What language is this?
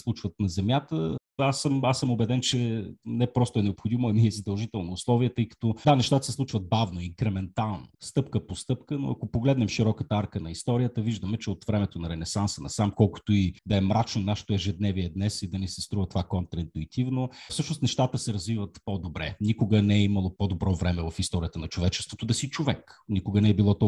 Bulgarian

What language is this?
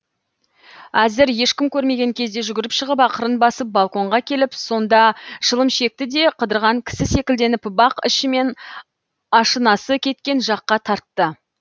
Kazakh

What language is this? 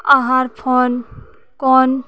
Maithili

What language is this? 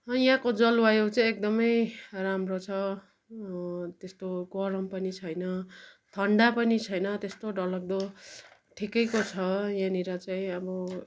Nepali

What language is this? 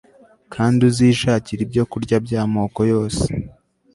Kinyarwanda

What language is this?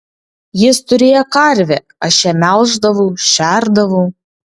Lithuanian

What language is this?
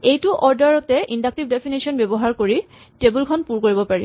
Assamese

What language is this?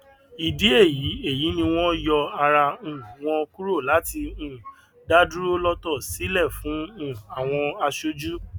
Yoruba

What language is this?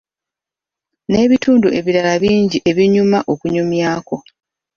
Ganda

